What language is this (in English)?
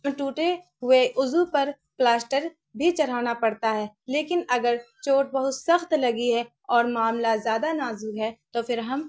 Urdu